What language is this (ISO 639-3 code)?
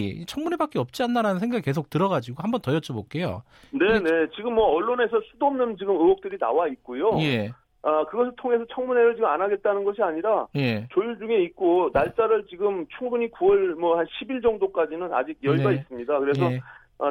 kor